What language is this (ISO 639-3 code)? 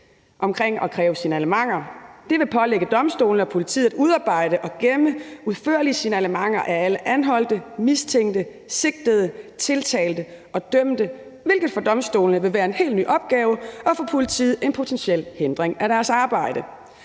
dan